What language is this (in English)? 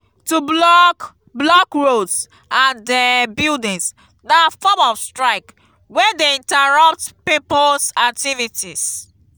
Nigerian Pidgin